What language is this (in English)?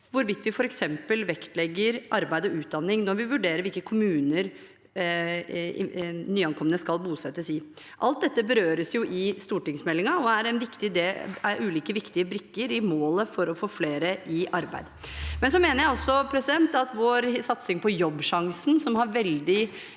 Norwegian